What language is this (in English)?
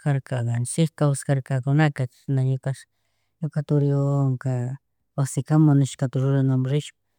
Chimborazo Highland Quichua